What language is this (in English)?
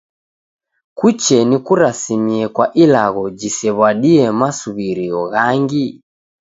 Taita